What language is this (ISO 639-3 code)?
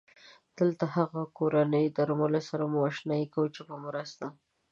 pus